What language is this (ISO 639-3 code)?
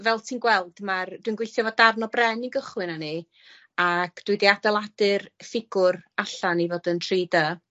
cym